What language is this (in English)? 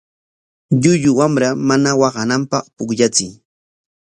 Corongo Ancash Quechua